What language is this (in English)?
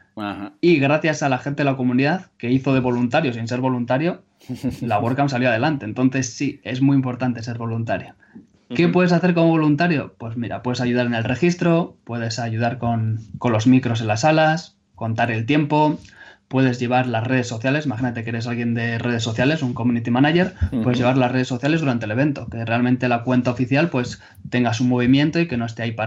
Spanish